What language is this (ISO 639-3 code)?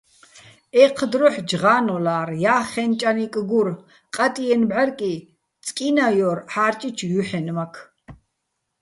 bbl